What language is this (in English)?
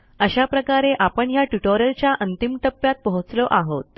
Marathi